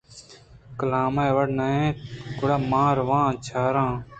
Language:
Eastern Balochi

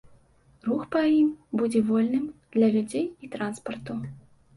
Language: Belarusian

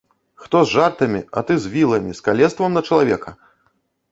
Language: Belarusian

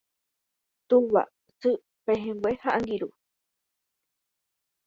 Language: Guarani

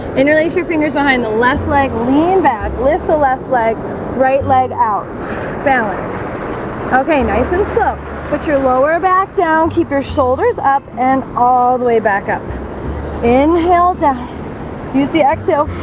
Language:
English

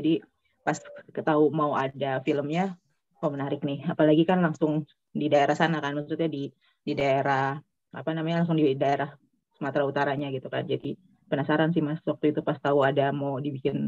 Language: Indonesian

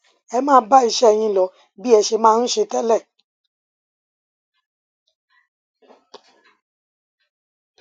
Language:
Yoruba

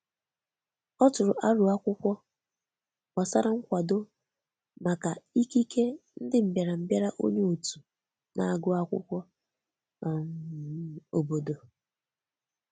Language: Igbo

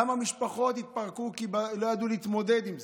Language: Hebrew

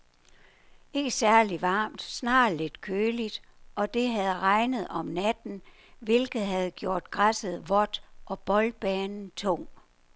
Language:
Danish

